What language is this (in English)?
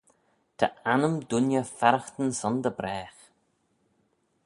Manx